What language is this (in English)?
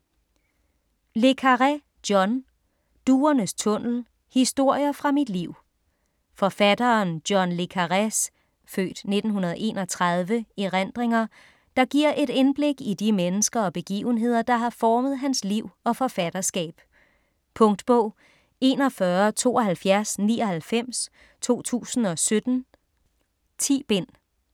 Danish